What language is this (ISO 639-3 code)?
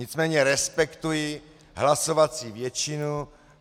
ces